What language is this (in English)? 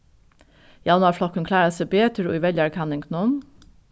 Faroese